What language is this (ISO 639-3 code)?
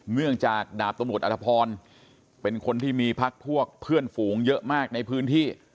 tha